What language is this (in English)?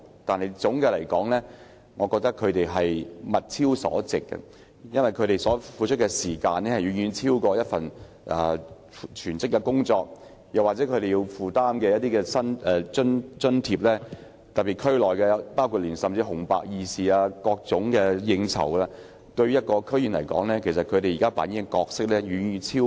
Cantonese